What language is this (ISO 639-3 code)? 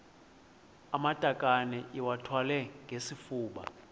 xho